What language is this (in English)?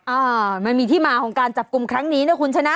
Thai